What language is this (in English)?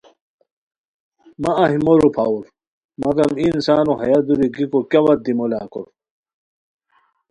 Khowar